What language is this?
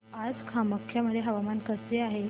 Marathi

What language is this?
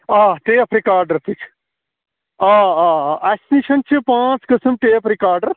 Kashmiri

